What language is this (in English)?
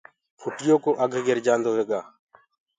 Gurgula